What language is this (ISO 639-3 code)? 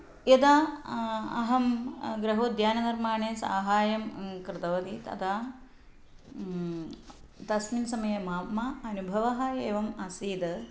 san